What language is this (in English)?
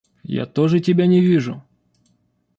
Russian